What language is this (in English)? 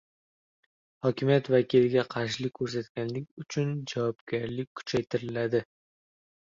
Uzbek